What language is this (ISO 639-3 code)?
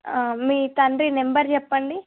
tel